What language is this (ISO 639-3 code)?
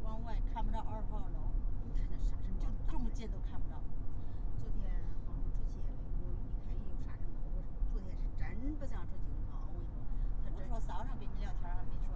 zho